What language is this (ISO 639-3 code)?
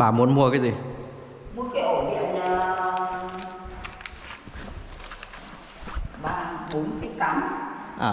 vie